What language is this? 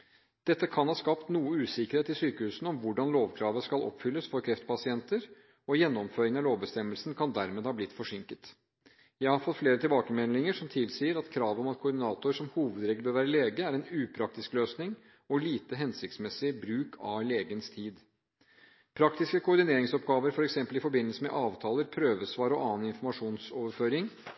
Norwegian Bokmål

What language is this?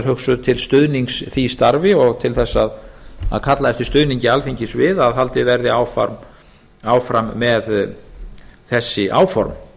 Icelandic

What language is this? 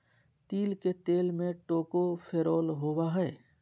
Magahi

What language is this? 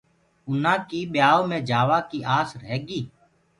Gurgula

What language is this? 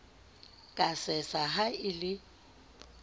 Southern Sotho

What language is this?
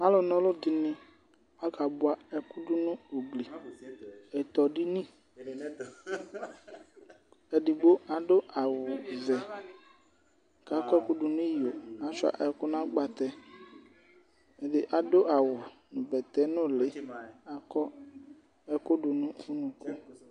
Ikposo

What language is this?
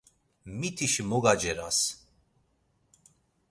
Laz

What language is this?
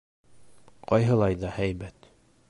Bashkir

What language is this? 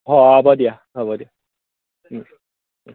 Assamese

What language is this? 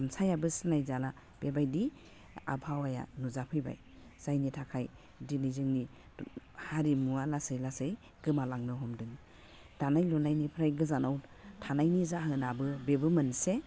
Bodo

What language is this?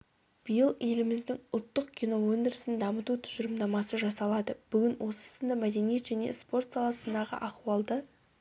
Kazakh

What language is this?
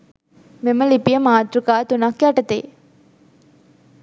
Sinhala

